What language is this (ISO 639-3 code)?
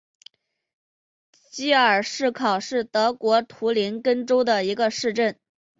zho